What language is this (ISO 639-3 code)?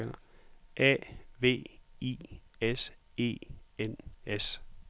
dan